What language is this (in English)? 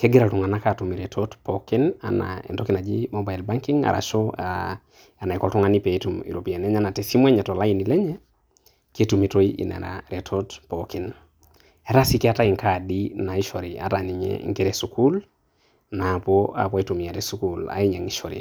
Masai